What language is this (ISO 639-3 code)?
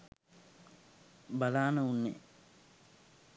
sin